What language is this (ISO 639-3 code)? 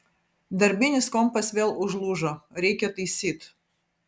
lit